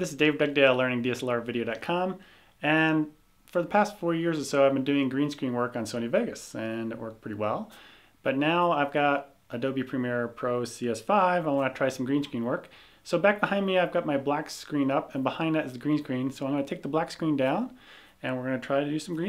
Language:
English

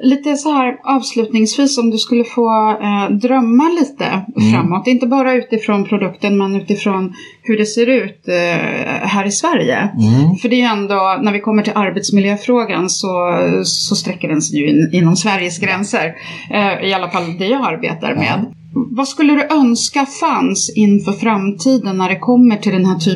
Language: Swedish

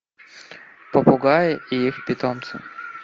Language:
Russian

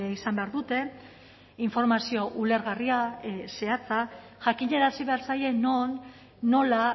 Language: Basque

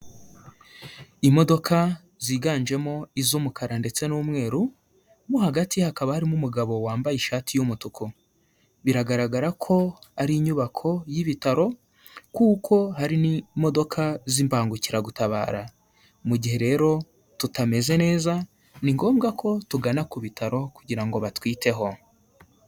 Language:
Kinyarwanda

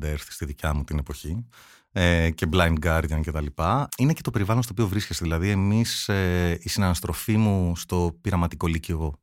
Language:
Greek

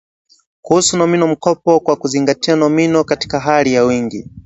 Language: Swahili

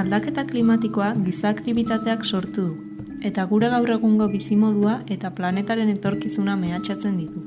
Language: Basque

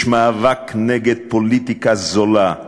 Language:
Hebrew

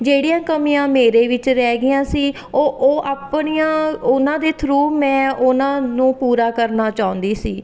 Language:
Punjabi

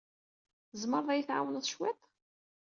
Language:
Kabyle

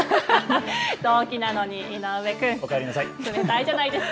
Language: Japanese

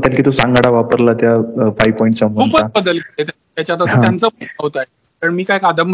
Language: Marathi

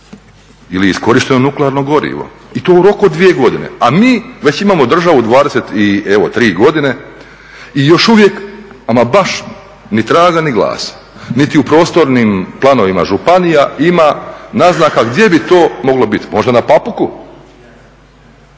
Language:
Croatian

